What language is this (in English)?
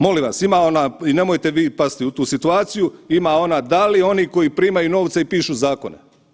Croatian